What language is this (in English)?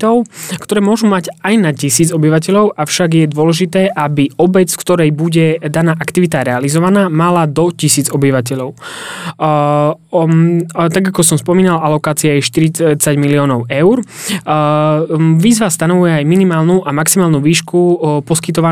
Slovak